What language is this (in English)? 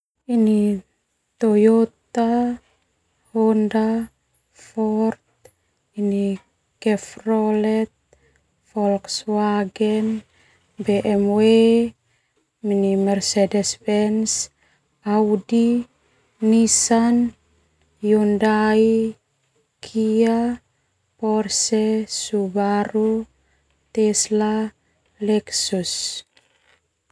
Termanu